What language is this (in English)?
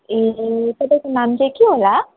Nepali